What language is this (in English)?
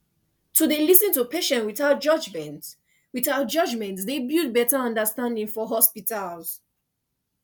Nigerian Pidgin